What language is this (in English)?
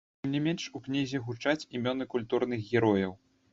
Belarusian